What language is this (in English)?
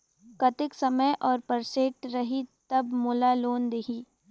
Chhattisgarhi